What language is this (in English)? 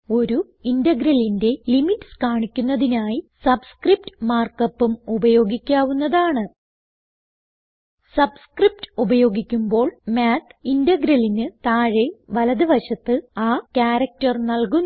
Malayalam